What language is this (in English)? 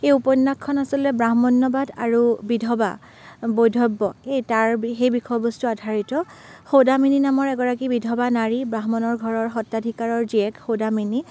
Assamese